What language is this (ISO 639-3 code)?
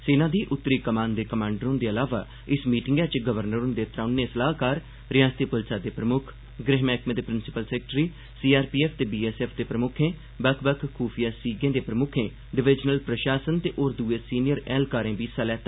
doi